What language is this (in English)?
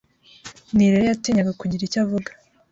Kinyarwanda